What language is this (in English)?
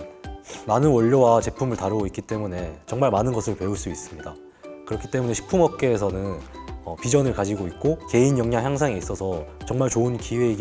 Korean